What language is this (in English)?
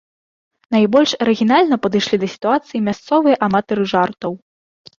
Belarusian